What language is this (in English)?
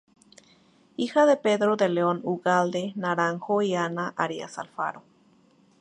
Spanish